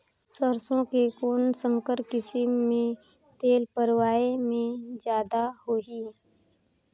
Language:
Chhattisgarhi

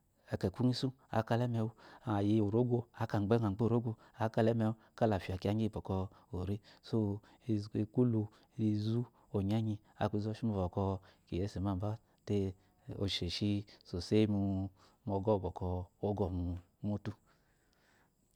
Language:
Eloyi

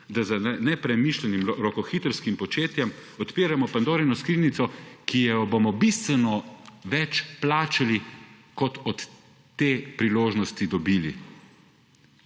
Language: Slovenian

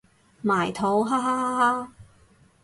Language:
Cantonese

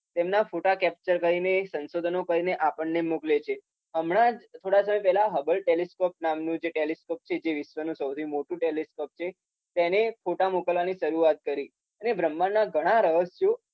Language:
Gujarati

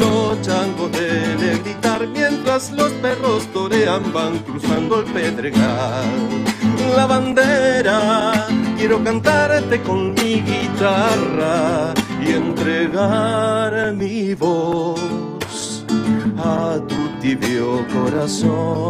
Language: Romanian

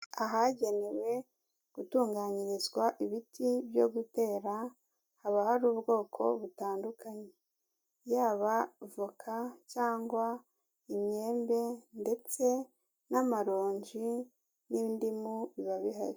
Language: Kinyarwanda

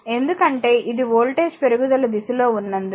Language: Telugu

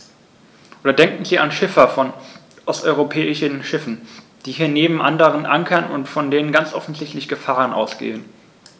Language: German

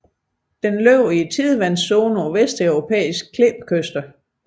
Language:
Danish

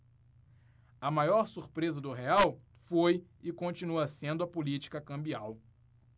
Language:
Portuguese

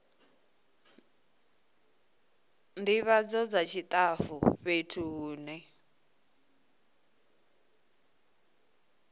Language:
Venda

